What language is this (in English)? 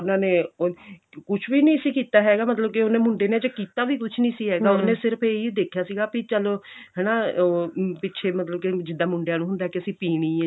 Punjabi